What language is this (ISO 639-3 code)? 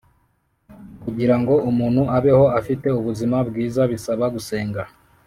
kin